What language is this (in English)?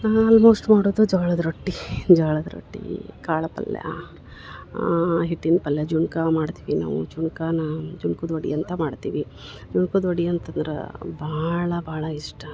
Kannada